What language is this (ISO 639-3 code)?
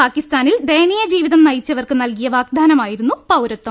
mal